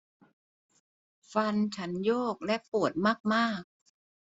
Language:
Thai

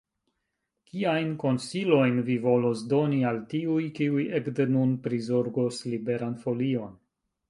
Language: Esperanto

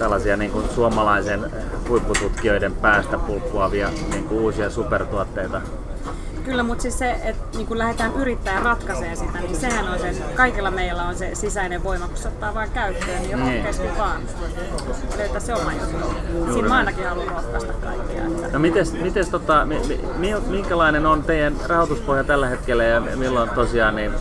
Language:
Finnish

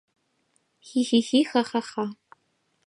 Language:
Mari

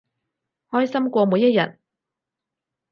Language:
Cantonese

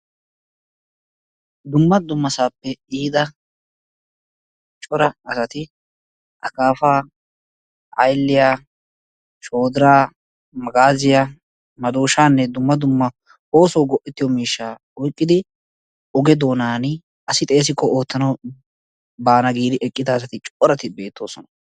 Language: Wolaytta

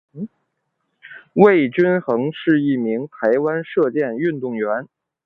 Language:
Chinese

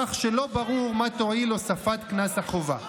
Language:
Hebrew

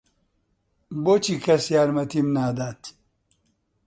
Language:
Central Kurdish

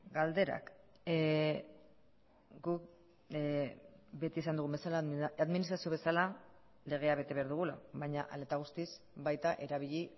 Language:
Basque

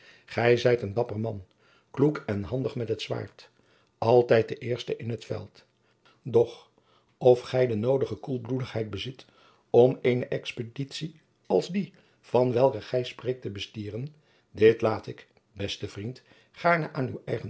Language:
Dutch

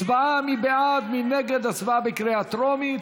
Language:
Hebrew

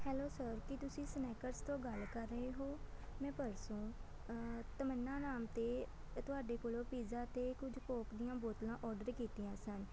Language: Punjabi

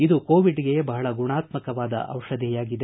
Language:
Kannada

